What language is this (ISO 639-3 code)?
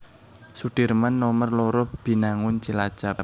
jav